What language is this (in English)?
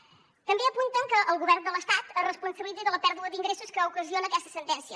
Catalan